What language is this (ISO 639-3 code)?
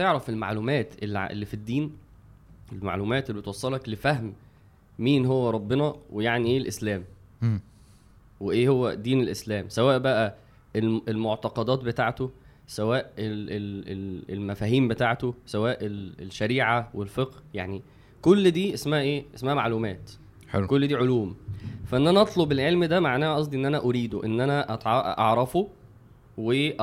ara